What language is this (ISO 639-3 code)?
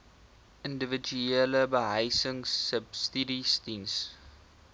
afr